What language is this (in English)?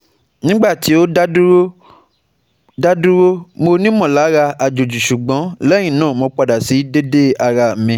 Yoruba